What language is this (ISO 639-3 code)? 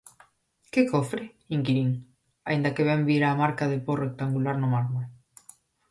glg